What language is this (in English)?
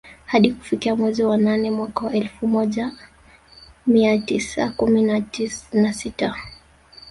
Swahili